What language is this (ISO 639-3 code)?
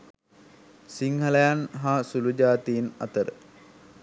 sin